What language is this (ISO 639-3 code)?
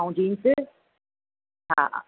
snd